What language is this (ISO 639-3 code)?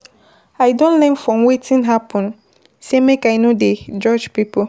pcm